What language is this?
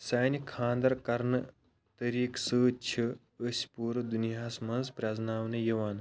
Kashmiri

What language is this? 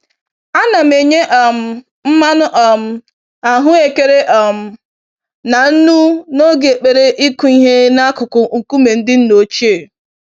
Igbo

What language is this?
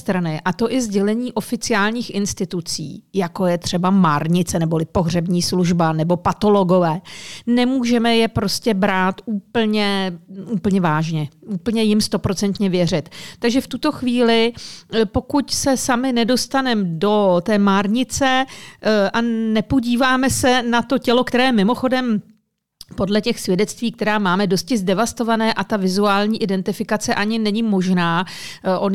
Czech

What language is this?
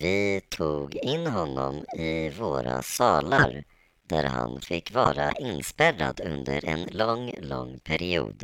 Swedish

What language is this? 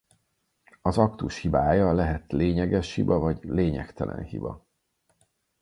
Hungarian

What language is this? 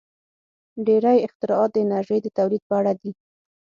Pashto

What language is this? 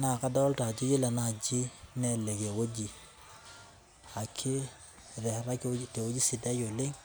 Masai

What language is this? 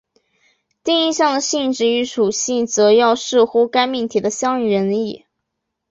Chinese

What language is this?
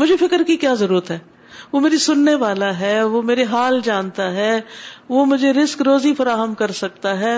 Urdu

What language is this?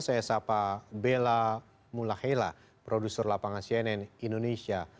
Indonesian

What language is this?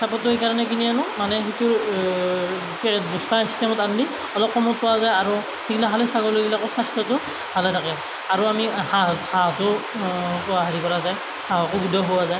Assamese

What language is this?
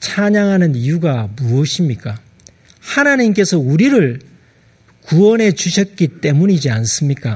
Korean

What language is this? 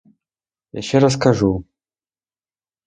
Ukrainian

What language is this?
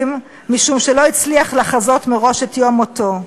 Hebrew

